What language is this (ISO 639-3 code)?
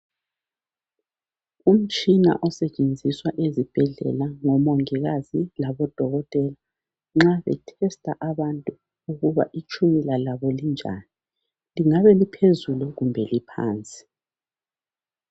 nde